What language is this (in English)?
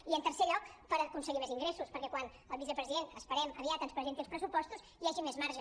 Catalan